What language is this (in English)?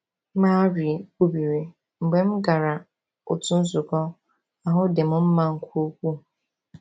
Igbo